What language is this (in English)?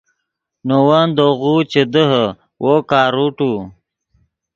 Yidgha